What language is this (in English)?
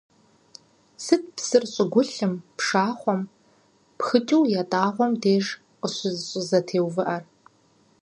Kabardian